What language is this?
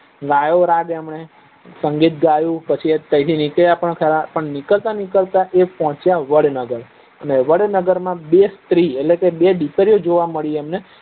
Gujarati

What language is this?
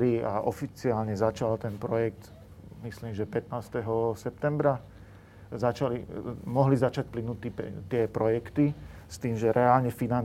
Slovak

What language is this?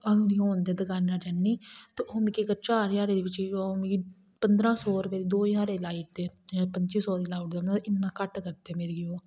Dogri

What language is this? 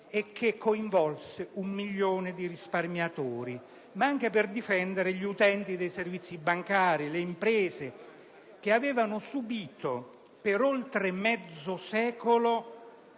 Italian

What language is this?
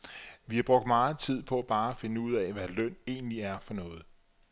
Danish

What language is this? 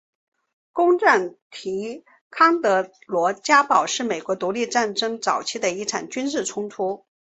Chinese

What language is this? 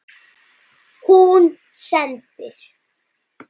Icelandic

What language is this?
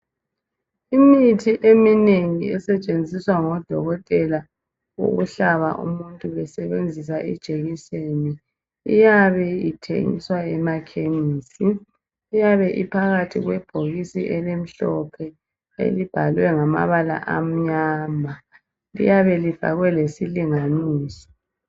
North Ndebele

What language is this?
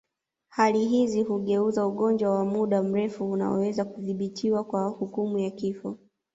Swahili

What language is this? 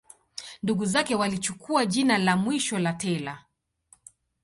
Swahili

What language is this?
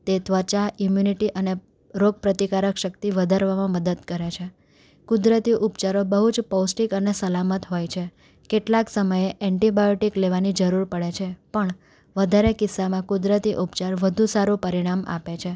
Gujarati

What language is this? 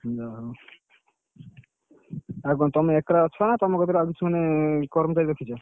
Odia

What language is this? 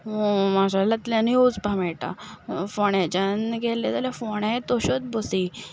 Konkani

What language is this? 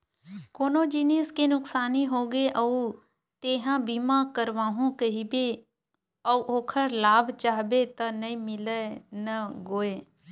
Chhattisgarhi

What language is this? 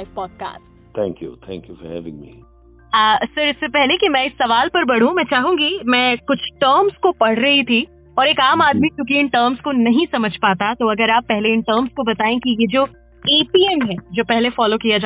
Hindi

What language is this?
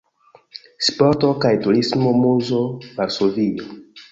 Esperanto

